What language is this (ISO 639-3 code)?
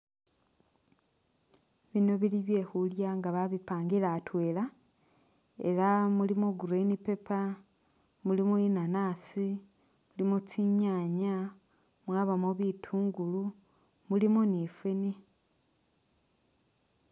myx